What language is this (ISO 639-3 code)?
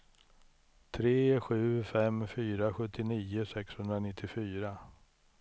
swe